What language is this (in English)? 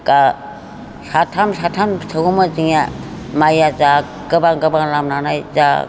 Bodo